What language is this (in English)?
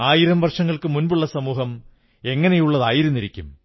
Malayalam